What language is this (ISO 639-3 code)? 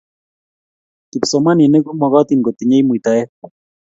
kln